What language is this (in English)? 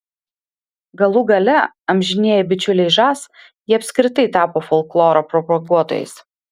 Lithuanian